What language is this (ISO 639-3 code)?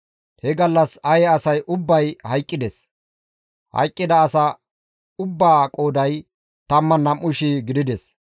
gmv